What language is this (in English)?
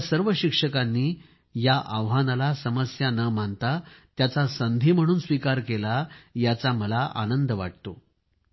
Marathi